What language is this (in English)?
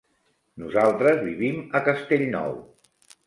Catalan